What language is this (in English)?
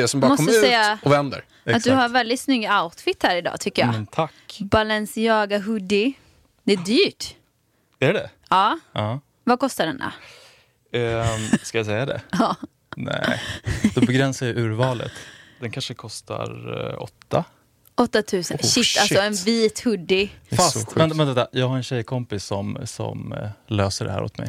Swedish